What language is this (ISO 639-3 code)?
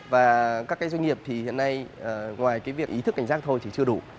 vie